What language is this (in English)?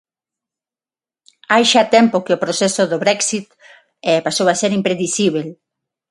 Galician